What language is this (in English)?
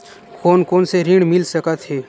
Chhattisgarhi